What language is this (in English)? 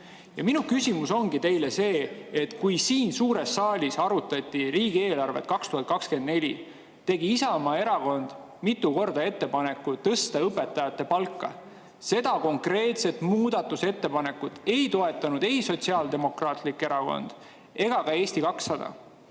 Estonian